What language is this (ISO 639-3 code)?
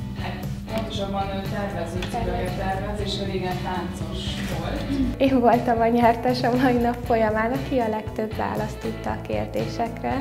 hun